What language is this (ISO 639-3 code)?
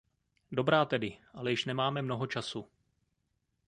ces